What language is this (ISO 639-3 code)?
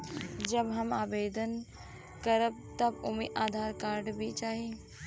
bho